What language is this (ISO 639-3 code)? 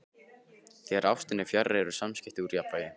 isl